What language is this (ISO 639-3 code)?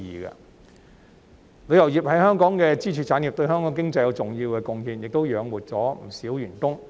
yue